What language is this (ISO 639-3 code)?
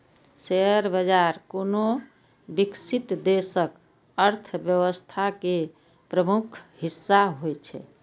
mai